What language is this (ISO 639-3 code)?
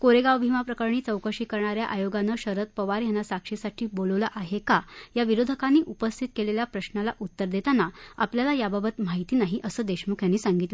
mar